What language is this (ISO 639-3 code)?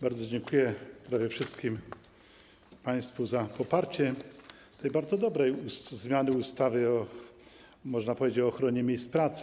pol